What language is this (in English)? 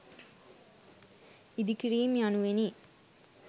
Sinhala